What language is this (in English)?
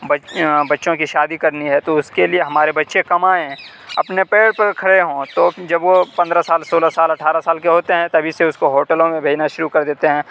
Urdu